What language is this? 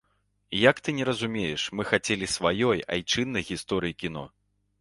Belarusian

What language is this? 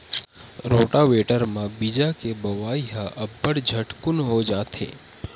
Chhattisgarhi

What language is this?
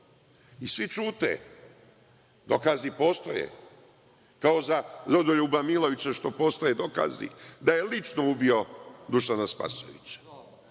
Serbian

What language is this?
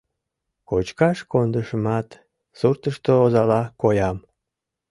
Mari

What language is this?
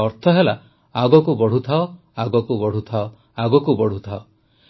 Odia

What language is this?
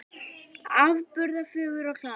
Icelandic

